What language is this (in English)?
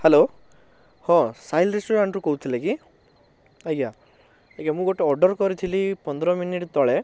Odia